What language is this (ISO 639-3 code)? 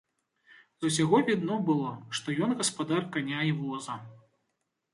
bel